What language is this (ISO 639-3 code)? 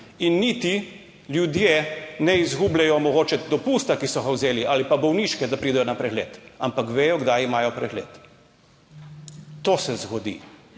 slv